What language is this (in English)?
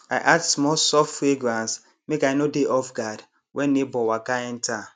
Nigerian Pidgin